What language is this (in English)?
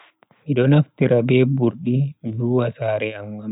Bagirmi Fulfulde